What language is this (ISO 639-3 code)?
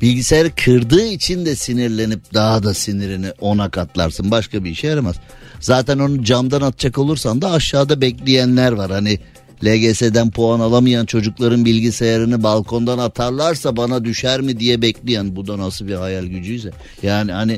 tur